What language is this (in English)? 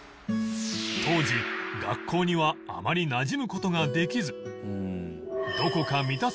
Japanese